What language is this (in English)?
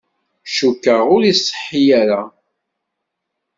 Kabyle